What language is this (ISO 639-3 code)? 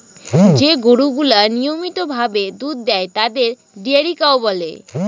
ben